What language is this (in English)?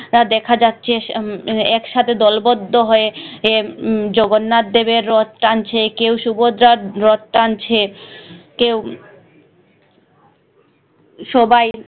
Bangla